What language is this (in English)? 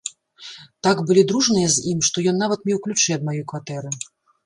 Belarusian